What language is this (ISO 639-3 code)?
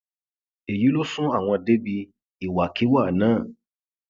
yor